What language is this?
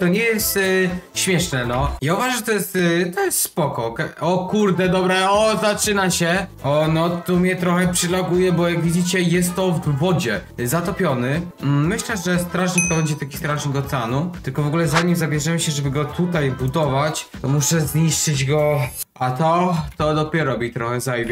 Polish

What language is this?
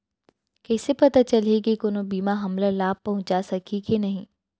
Chhattisgarhi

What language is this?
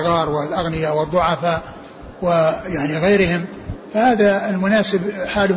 Arabic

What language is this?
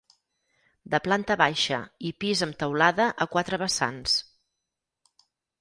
Catalan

